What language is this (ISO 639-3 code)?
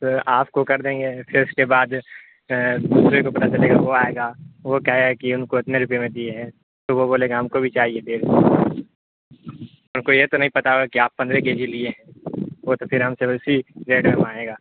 urd